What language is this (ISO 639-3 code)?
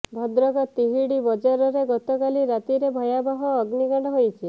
ori